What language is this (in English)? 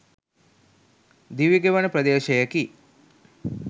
Sinhala